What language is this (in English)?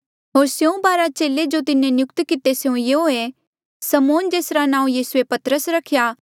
Mandeali